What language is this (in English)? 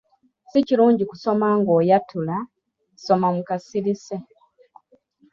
Ganda